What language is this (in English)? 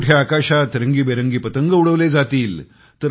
Marathi